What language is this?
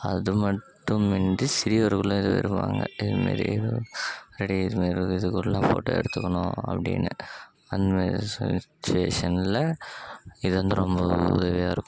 Tamil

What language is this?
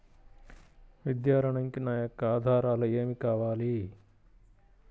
Telugu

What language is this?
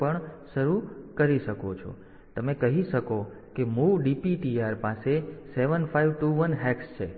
Gujarati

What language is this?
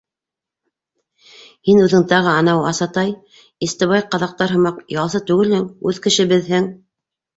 Bashkir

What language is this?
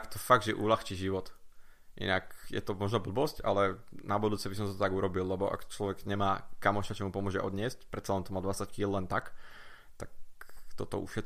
Slovak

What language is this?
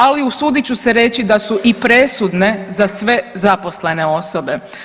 Croatian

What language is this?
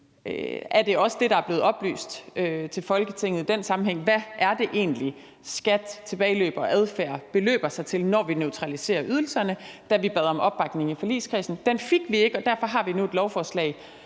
Danish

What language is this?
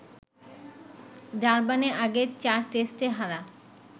Bangla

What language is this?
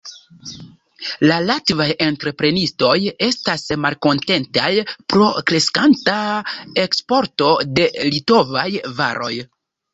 Esperanto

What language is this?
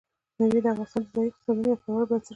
Pashto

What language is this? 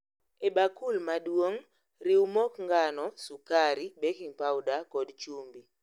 Luo (Kenya and Tanzania)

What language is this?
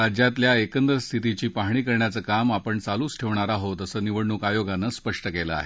Marathi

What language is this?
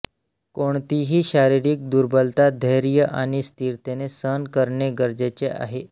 Marathi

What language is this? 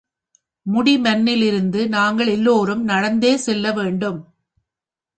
Tamil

